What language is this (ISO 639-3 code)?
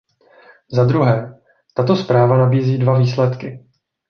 ces